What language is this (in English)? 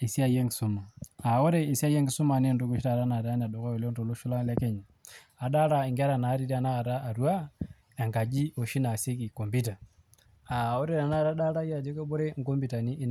Masai